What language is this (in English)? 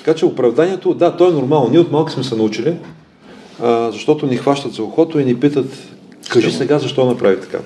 Bulgarian